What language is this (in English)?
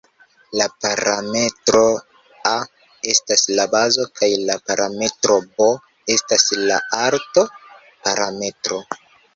Esperanto